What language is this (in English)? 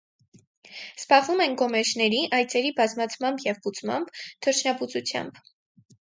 Armenian